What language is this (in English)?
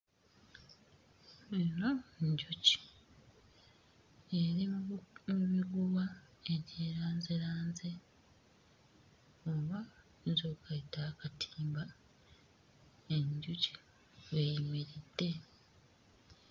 Ganda